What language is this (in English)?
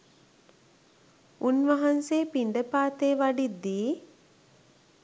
Sinhala